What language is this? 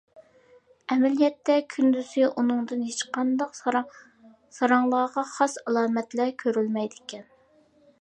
Uyghur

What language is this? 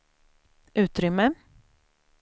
Swedish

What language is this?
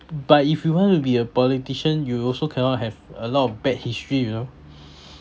English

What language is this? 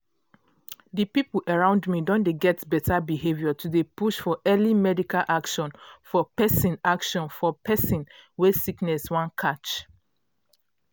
Nigerian Pidgin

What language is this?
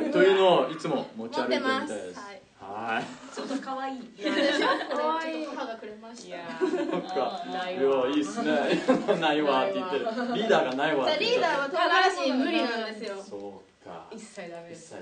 Japanese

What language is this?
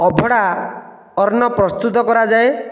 Odia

